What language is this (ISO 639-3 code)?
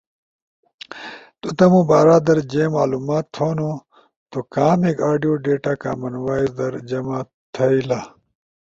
ush